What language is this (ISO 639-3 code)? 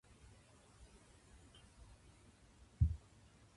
jpn